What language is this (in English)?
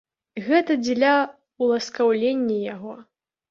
Belarusian